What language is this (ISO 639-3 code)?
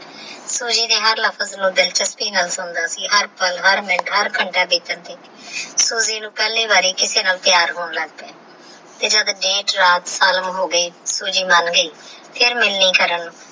pan